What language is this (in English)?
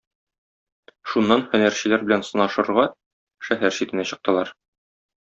Tatar